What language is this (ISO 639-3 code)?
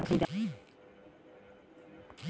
bho